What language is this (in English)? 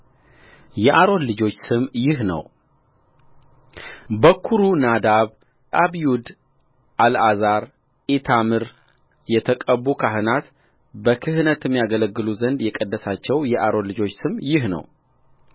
Amharic